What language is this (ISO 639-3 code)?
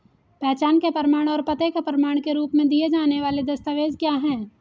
hin